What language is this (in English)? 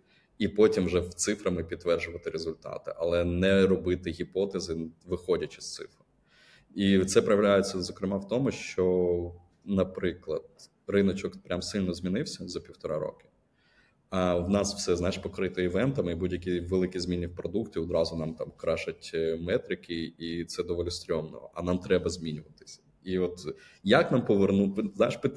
Ukrainian